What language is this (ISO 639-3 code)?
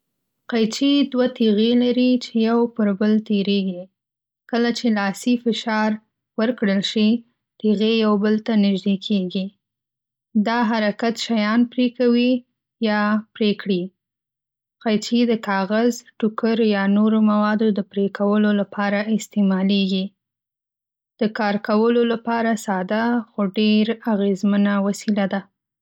pus